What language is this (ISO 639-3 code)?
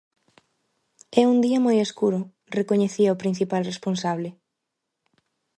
glg